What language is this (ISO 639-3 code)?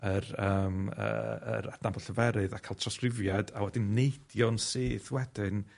cym